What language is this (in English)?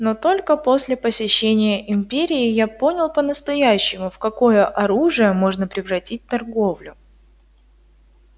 Russian